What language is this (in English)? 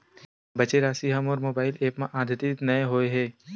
Chhattisgarhi